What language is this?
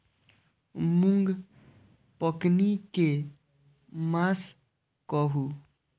Maithili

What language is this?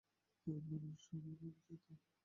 Bangla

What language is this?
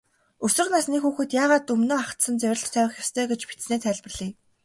Mongolian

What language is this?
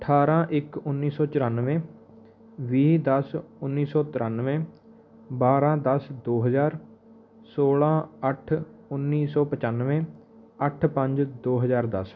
Punjabi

